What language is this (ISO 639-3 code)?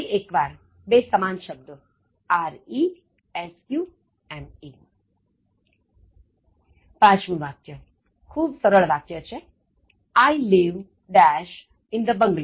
guj